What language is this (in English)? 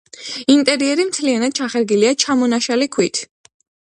Georgian